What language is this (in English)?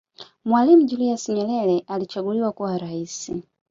Swahili